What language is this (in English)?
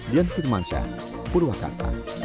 Indonesian